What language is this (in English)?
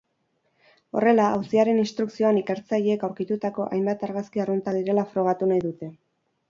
Basque